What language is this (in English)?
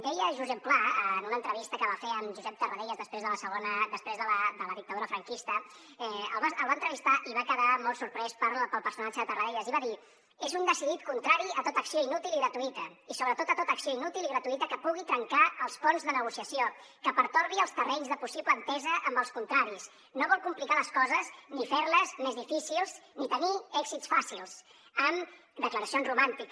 Catalan